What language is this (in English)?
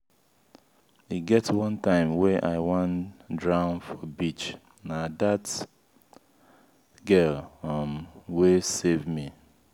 Nigerian Pidgin